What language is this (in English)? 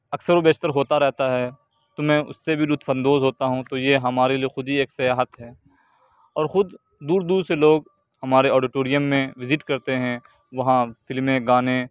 Urdu